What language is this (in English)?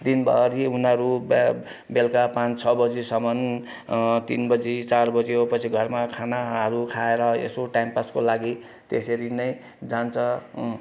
Nepali